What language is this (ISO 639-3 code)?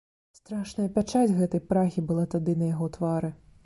bel